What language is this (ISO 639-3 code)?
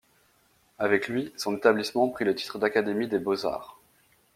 fra